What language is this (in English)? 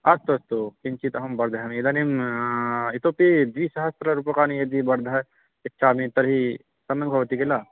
Sanskrit